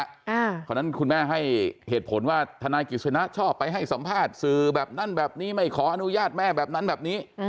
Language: Thai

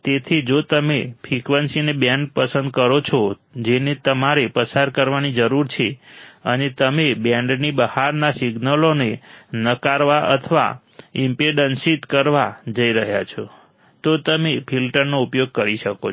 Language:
Gujarati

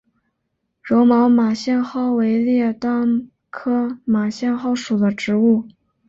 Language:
Chinese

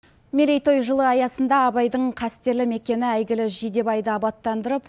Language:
Kazakh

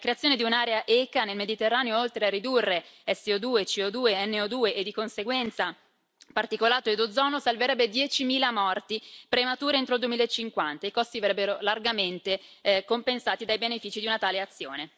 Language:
Italian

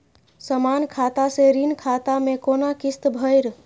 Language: Maithili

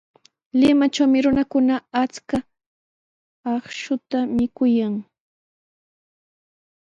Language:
Sihuas Ancash Quechua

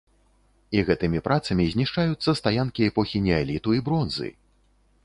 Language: Belarusian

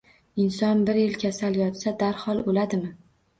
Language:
Uzbek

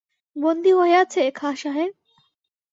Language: Bangla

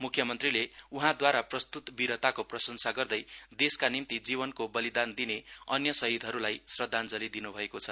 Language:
Nepali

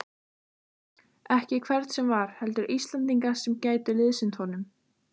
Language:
Icelandic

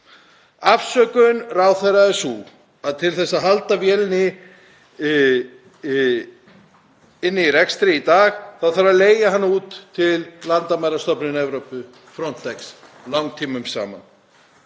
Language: Icelandic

